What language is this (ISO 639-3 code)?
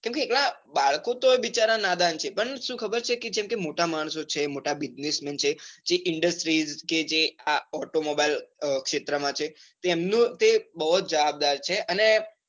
guj